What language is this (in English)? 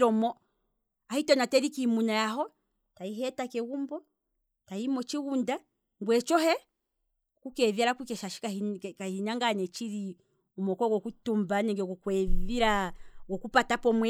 Kwambi